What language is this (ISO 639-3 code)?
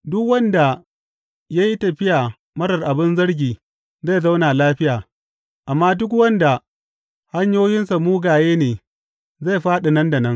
hau